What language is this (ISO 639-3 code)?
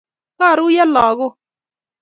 kln